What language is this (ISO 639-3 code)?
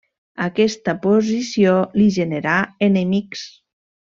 cat